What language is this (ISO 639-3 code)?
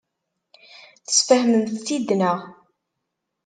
kab